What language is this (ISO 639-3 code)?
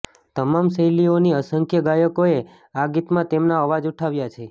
guj